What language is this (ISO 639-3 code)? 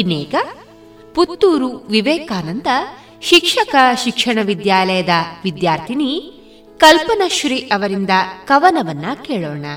kan